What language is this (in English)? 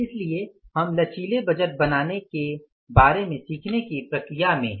Hindi